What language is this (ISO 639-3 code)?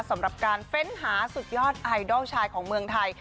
tha